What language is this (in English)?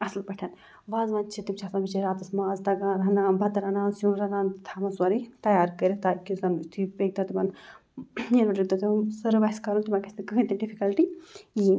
Kashmiri